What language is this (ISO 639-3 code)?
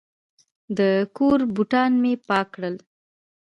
pus